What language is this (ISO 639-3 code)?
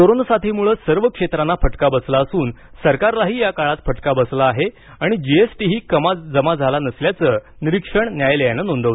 mar